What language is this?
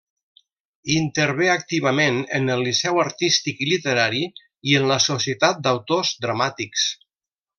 Catalan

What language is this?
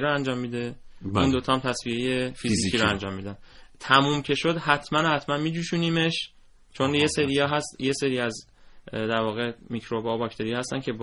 Persian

